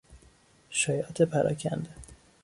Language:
Persian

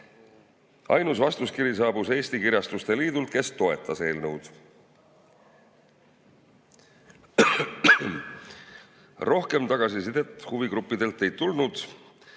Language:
Estonian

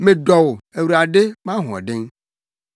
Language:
Akan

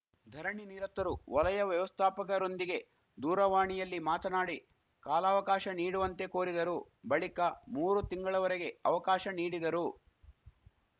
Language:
Kannada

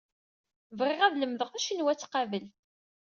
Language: Kabyle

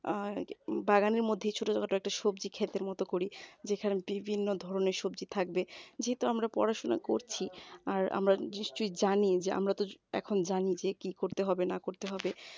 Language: Bangla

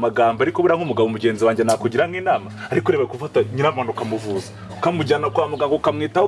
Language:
English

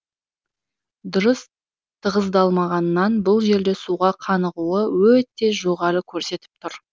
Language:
Kazakh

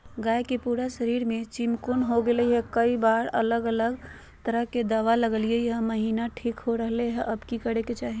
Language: Magahi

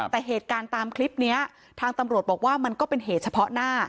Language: Thai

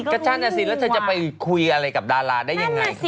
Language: Thai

